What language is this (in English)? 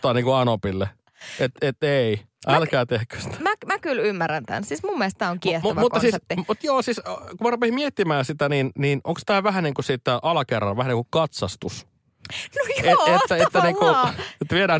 Finnish